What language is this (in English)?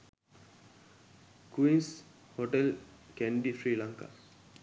Sinhala